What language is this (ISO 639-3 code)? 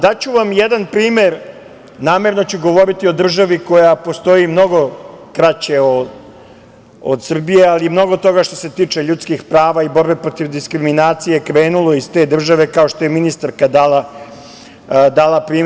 srp